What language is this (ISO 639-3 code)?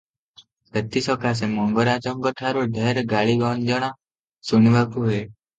ori